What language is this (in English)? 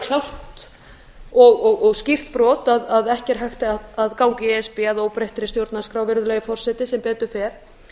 Icelandic